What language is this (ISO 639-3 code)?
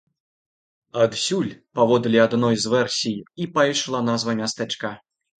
bel